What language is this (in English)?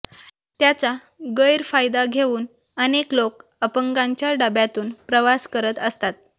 Marathi